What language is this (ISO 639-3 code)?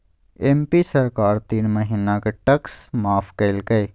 mag